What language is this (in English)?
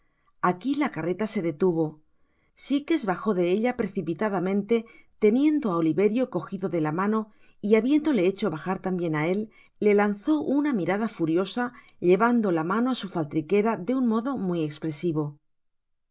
Spanish